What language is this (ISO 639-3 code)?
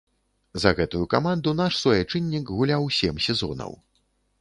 bel